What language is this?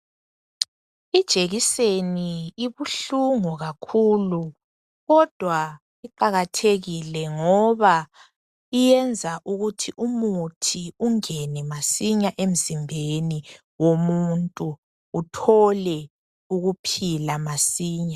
North Ndebele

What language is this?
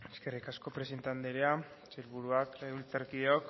Basque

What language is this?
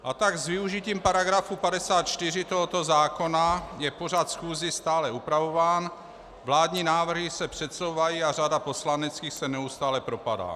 Czech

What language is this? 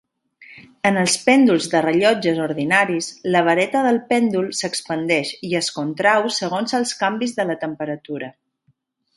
Catalan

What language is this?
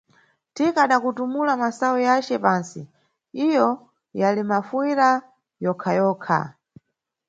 Nyungwe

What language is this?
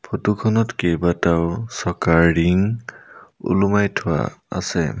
Assamese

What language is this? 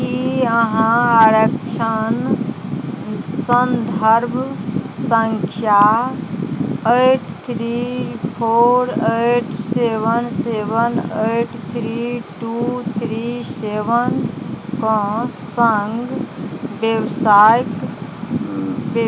Maithili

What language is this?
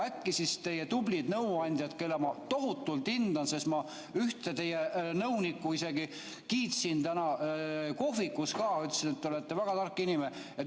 Estonian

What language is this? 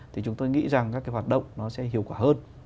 Vietnamese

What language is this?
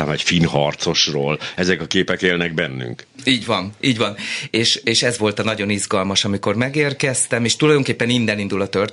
Hungarian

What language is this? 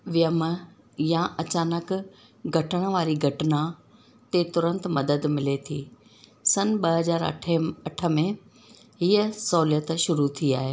Sindhi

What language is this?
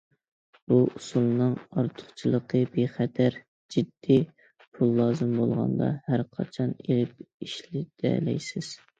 Uyghur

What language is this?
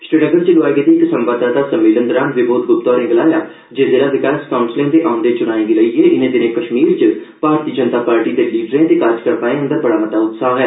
Dogri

